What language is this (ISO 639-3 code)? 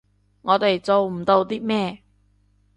yue